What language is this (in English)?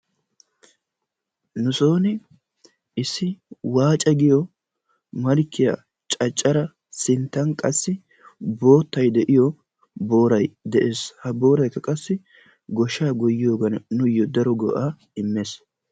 Wolaytta